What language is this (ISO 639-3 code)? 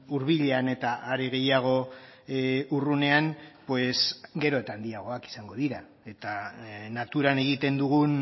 eus